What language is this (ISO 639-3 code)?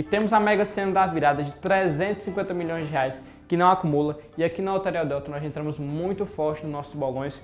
por